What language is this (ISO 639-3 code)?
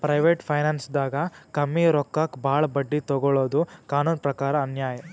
kan